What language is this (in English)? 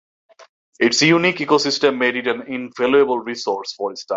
English